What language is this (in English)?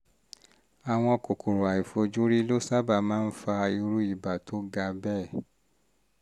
Yoruba